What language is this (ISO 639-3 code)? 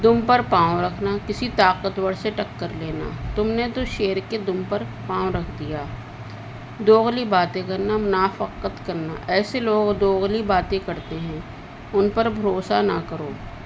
urd